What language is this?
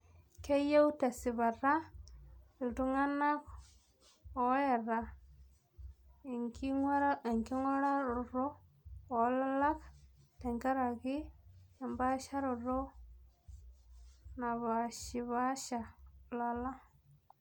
Masai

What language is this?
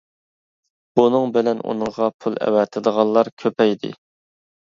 Uyghur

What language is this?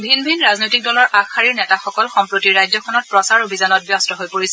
Assamese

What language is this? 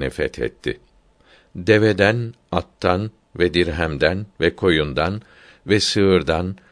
Turkish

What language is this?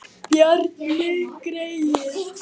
Icelandic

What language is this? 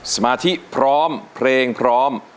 Thai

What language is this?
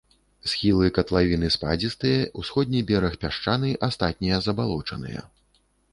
Belarusian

